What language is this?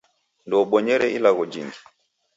Taita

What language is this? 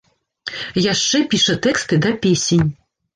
Belarusian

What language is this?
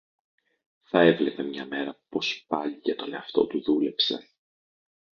Greek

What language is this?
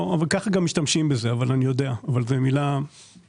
Hebrew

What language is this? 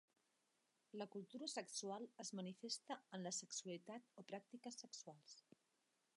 Catalan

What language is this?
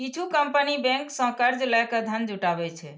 Maithili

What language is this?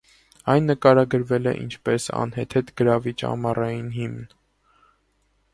Armenian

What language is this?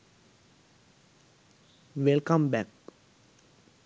Sinhala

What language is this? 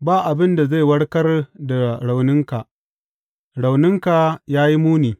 Hausa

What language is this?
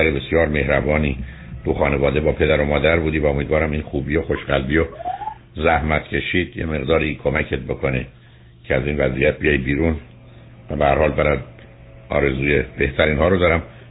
Persian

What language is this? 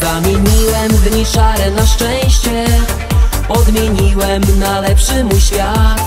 Polish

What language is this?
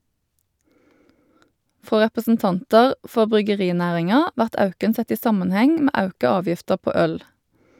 Norwegian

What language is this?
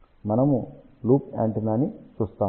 Telugu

